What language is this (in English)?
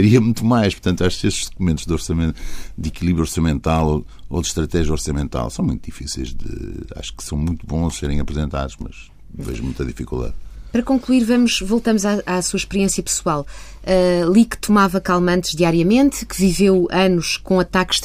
Portuguese